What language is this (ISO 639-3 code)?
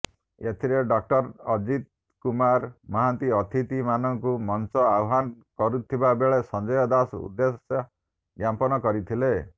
ori